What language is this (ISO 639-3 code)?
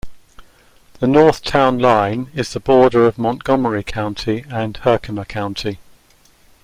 eng